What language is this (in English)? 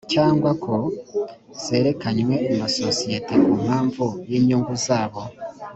Kinyarwanda